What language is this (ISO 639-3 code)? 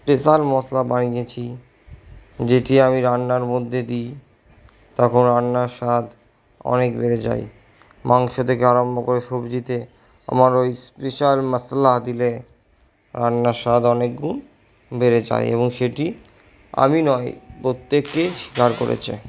ben